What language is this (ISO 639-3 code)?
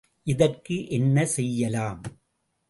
tam